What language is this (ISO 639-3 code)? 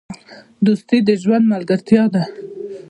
pus